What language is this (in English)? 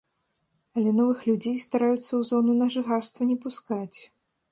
Belarusian